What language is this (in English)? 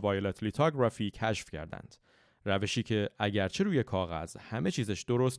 Persian